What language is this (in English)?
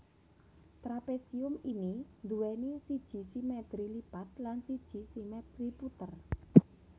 Javanese